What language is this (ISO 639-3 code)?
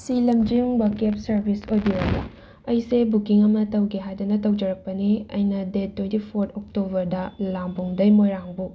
mni